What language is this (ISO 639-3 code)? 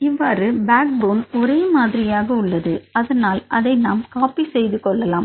tam